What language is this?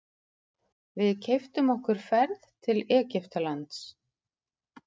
Icelandic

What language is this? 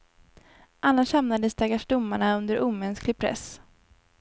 Swedish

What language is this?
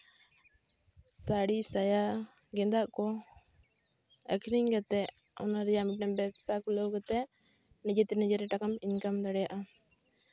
Santali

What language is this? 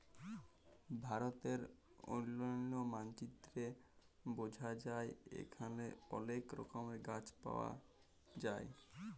Bangla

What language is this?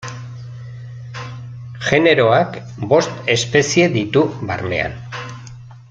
Basque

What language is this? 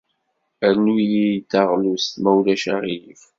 Kabyle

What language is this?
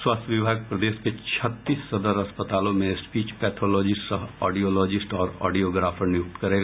Hindi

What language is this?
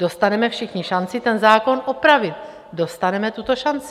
Czech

